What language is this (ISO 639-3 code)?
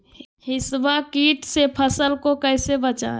mag